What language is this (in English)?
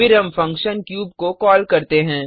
Hindi